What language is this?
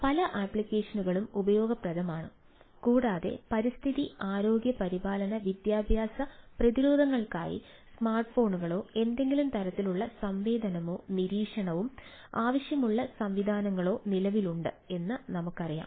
Malayalam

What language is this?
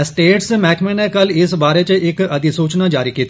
Dogri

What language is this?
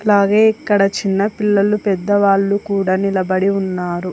Telugu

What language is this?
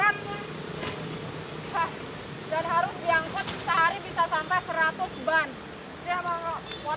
Indonesian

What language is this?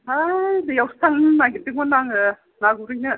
Bodo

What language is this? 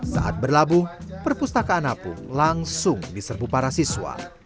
Indonesian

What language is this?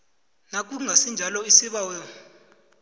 South Ndebele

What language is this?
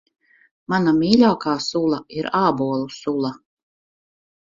Latvian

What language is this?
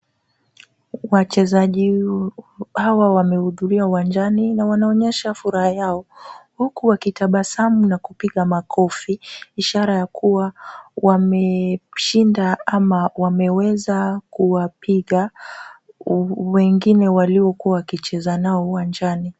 Swahili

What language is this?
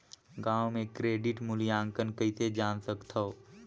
Chhattisgarhi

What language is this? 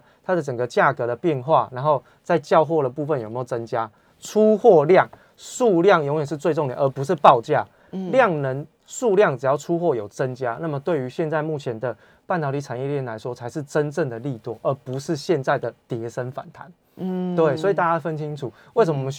Chinese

